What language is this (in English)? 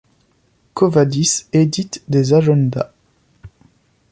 French